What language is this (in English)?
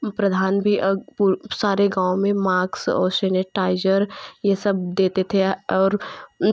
Hindi